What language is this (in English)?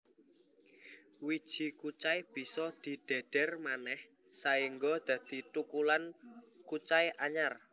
Javanese